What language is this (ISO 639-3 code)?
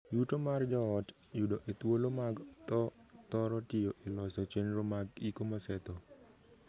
luo